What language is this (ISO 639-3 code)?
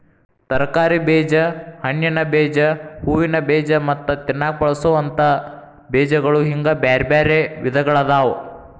kan